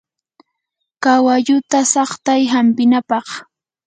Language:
Yanahuanca Pasco Quechua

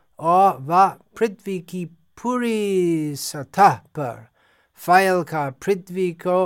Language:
Hindi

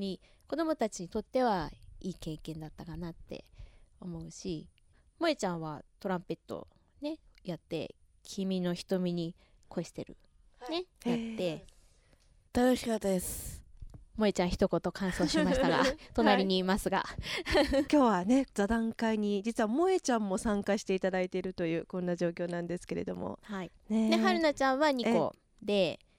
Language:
Japanese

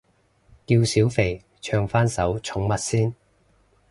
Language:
Cantonese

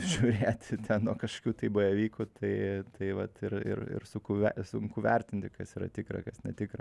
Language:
Lithuanian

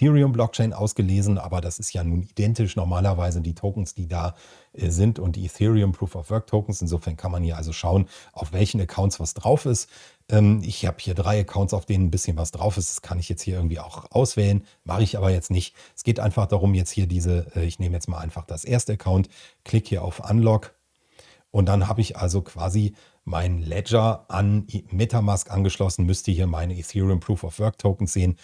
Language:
German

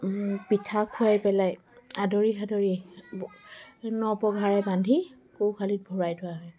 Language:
Assamese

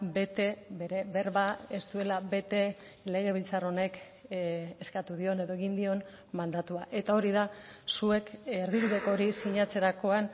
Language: Basque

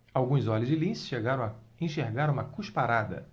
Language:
Portuguese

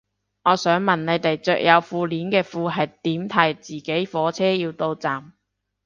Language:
Cantonese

